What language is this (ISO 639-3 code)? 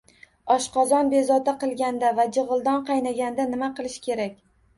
uzb